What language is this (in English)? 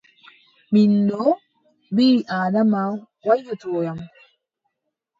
Adamawa Fulfulde